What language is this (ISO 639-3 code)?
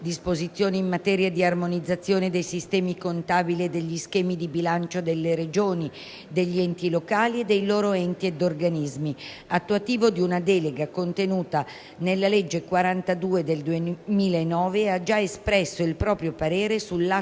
ita